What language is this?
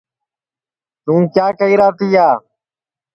Sansi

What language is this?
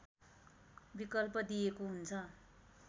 Nepali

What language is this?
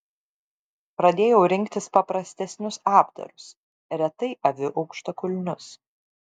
Lithuanian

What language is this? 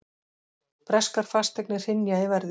Icelandic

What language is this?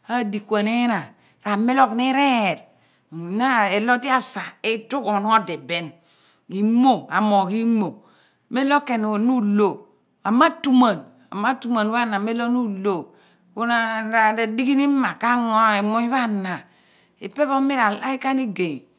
Abua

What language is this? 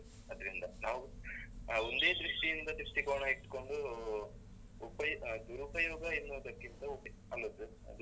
Kannada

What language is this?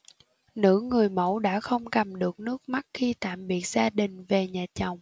Vietnamese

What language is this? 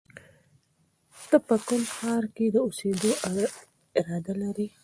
Pashto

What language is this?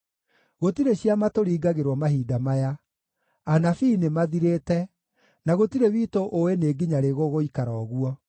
Kikuyu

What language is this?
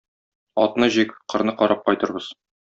Tatar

